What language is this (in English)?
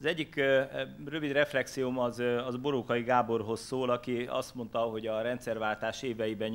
Hungarian